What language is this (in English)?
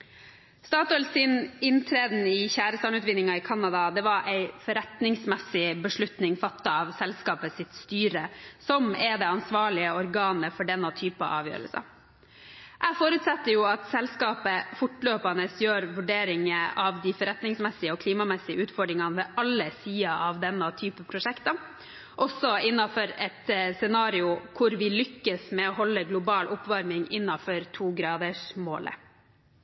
Norwegian Bokmål